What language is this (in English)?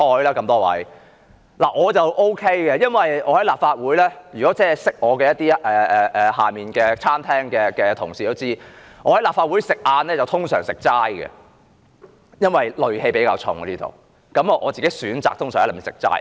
Cantonese